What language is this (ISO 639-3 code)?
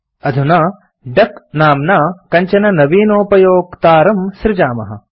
san